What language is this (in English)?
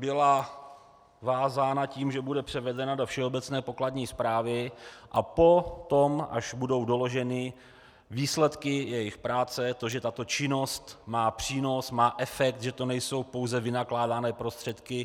Czech